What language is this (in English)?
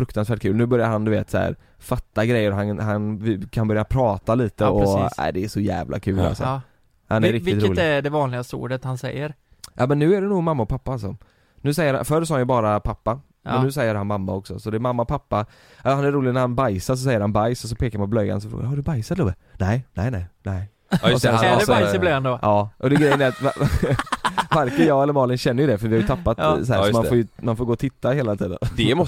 Swedish